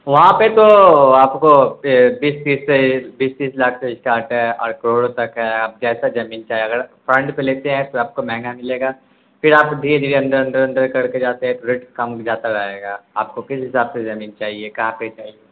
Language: Urdu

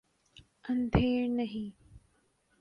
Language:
Urdu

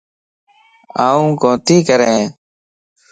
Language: Lasi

